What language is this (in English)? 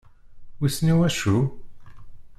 Kabyle